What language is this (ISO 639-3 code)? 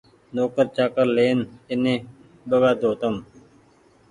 gig